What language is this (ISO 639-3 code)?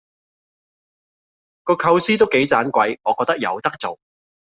yue